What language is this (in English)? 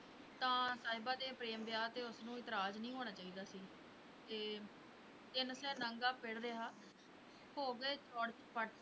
Punjabi